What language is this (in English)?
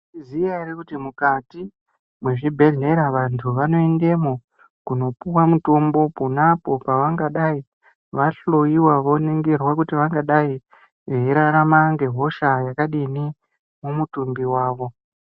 Ndau